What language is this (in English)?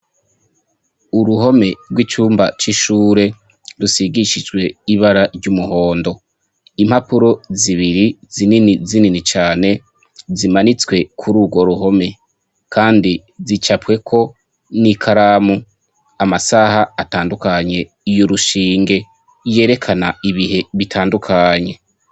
Rundi